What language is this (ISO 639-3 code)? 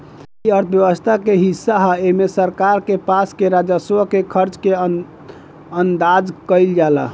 bho